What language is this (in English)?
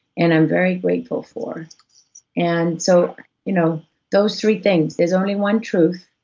English